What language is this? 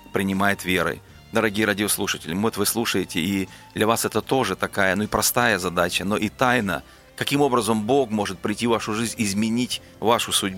Russian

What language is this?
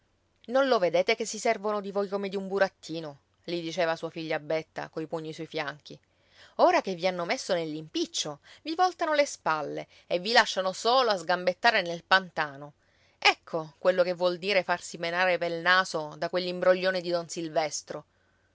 Italian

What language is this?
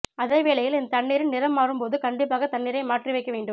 Tamil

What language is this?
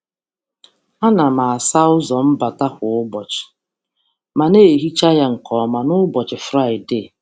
Igbo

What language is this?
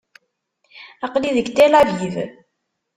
Kabyle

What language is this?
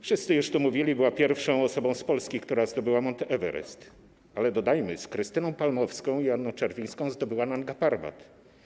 Polish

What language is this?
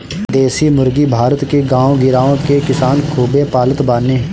Bhojpuri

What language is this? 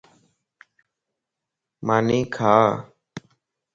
Lasi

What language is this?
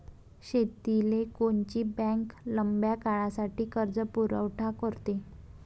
Marathi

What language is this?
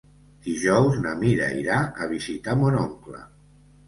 Catalan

